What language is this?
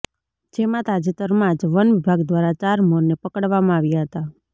Gujarati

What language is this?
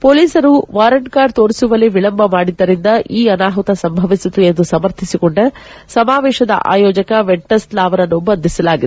Kannada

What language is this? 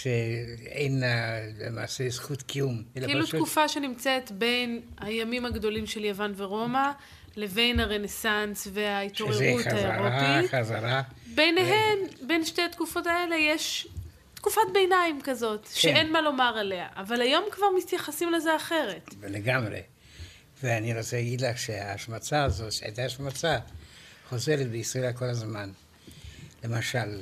Hebrew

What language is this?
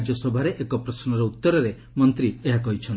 Odia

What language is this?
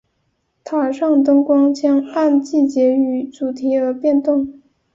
Chinese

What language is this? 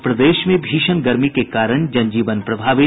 Hindi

